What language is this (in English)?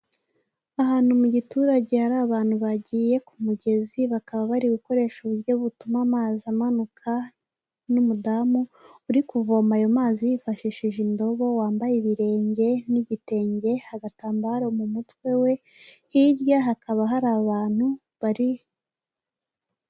Kinyarwanda